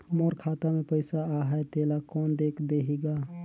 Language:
Chhattisgarhi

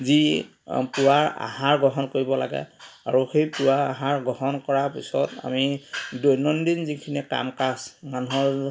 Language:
Assamese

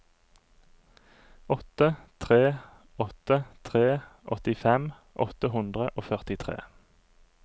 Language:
Norwegian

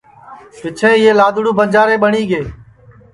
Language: Sansi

